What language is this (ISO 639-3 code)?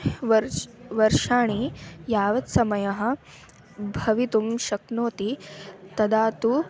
san